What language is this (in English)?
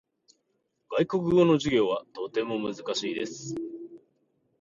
Japanese